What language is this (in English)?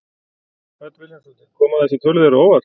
Icelandic